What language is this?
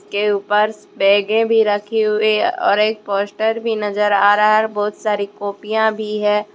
Hindi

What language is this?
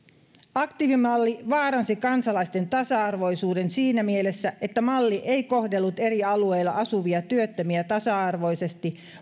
Finnish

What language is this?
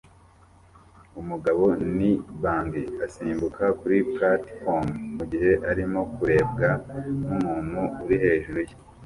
Kinyarwanda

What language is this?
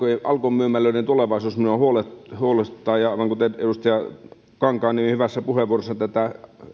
Finnish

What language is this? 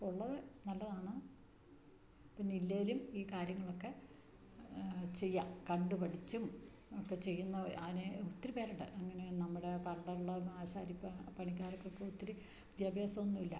Malayalam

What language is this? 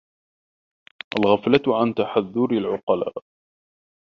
Arabic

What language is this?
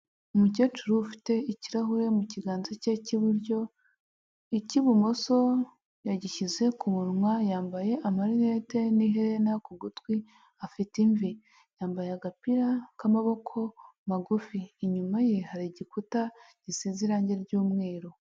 Kinyarwanda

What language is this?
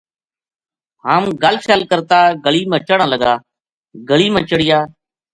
Gujari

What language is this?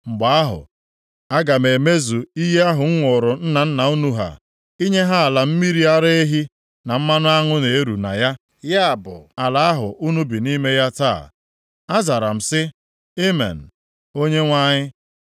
Igbo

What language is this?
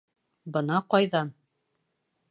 Bashkir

